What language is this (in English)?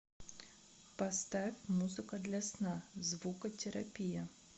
Russian